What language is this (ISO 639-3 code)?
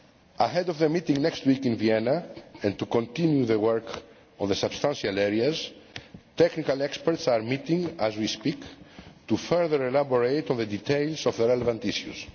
eng